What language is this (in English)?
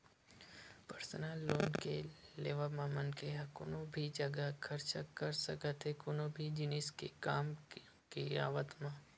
Chhattisgarhi